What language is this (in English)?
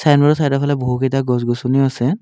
Assamese